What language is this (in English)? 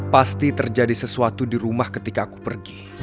Indonesian